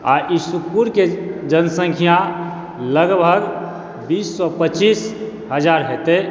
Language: Maithili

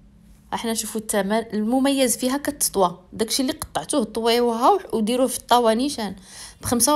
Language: Arabic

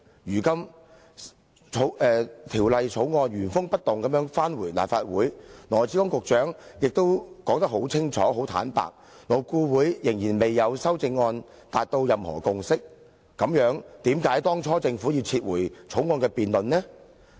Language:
Cantonese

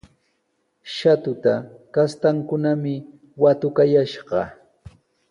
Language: Sihuas Ancash Quechua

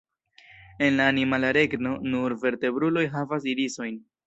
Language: Esperanto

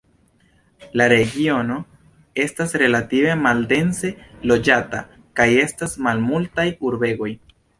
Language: Esperanto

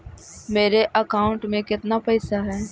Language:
Magahi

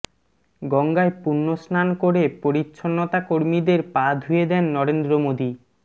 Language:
Bangla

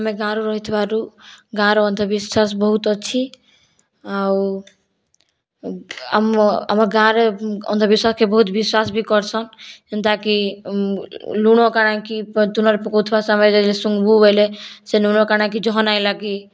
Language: Odia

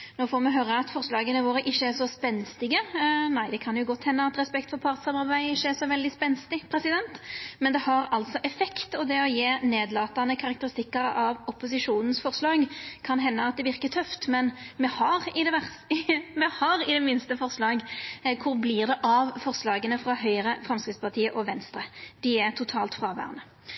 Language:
Norwegian Nynorsk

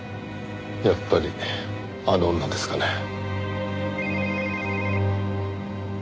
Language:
Japanese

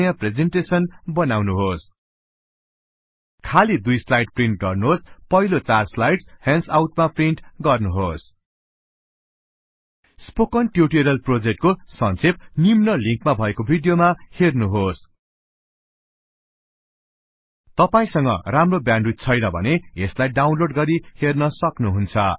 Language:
Nepali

